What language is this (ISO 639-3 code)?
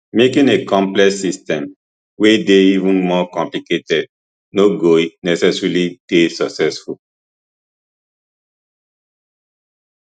pcm